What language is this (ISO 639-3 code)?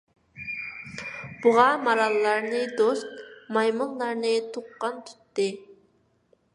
uig